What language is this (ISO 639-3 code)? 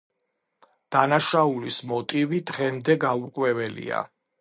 kat